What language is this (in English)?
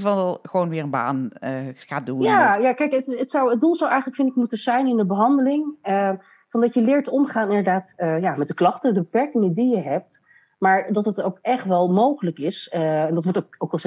Dutch